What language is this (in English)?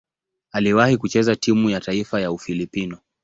Swahili